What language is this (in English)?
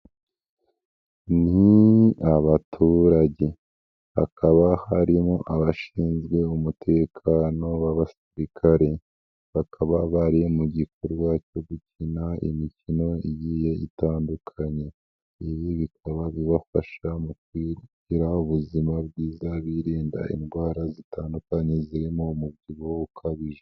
Kinyarwanda